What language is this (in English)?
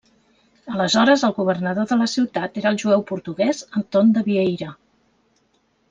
Catalan